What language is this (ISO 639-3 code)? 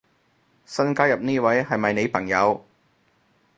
yue